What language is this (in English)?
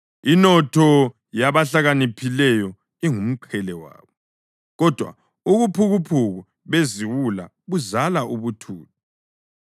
North Ndebele